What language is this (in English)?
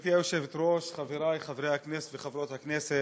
Hebrew